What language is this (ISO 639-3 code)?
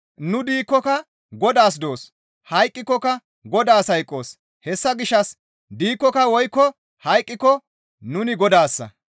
gmv